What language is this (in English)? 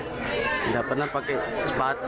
Indonesian